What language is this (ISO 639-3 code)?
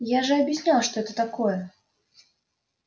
rus